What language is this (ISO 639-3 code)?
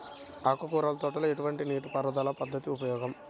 tel